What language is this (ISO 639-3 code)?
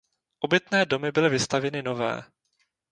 ces